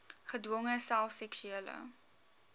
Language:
Afrikaans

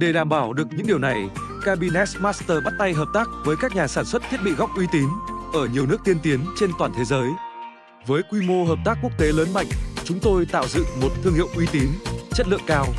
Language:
Vietnamese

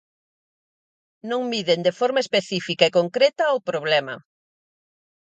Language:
Galician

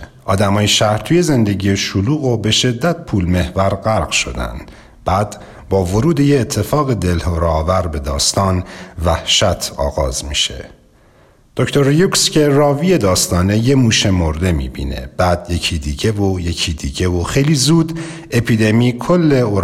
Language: Persian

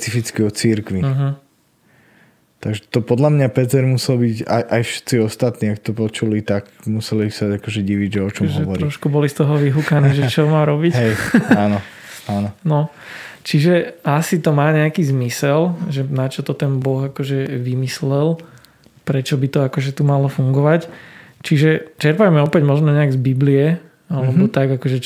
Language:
Slovak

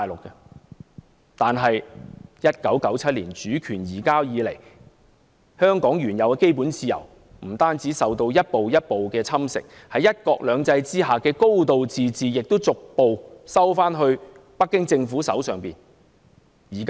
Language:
Cantonese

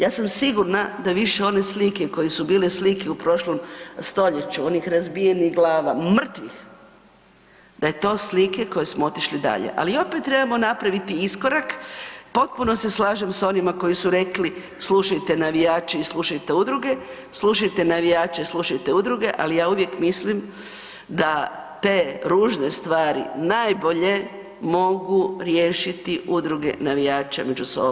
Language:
Croatian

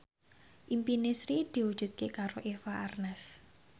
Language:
Javanese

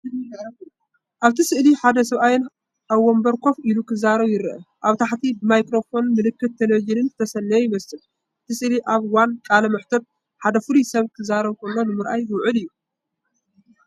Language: Tigrinya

